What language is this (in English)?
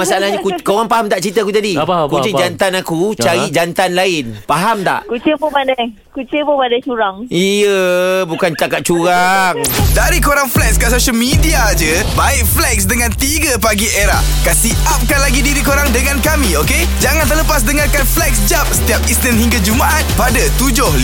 Malay